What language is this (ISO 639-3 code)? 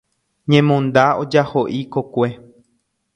grn